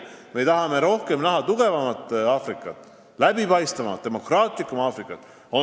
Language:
Estonian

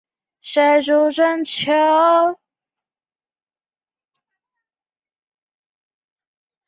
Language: Chinese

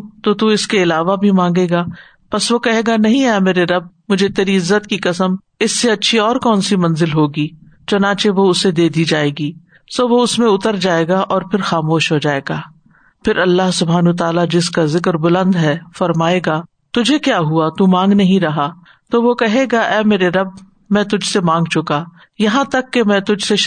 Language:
Urdu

